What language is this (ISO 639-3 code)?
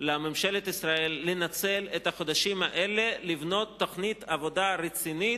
heb